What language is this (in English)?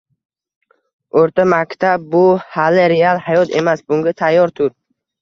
Uzbek